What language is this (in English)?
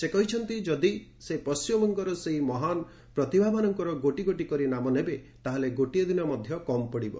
Odia